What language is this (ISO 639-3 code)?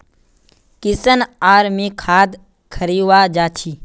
mag